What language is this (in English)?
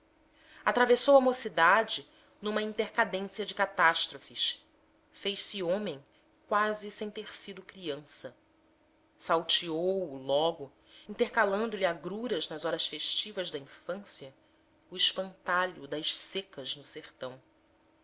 Portuguese